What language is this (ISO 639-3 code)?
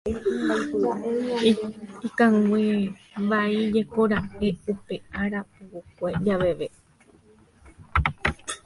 grn